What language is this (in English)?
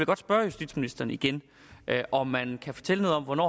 Danish